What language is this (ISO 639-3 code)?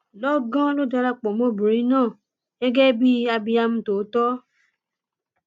yor